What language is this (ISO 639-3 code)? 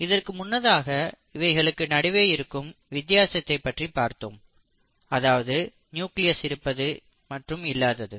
tam